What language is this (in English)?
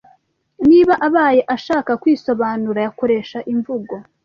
Kinyarwanda